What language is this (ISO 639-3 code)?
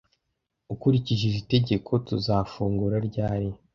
kin